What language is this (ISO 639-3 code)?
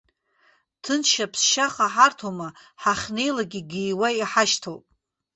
abk